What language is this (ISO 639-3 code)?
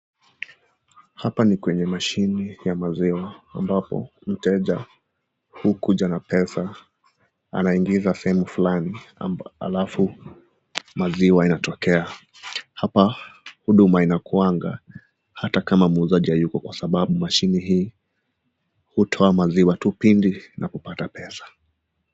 swa